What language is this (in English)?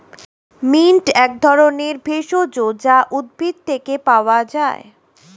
Bangla